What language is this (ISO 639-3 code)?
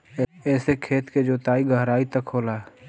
bho